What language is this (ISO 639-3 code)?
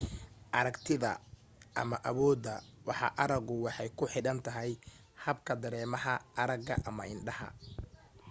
som